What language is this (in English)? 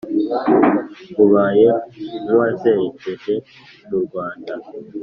Kinyarwanda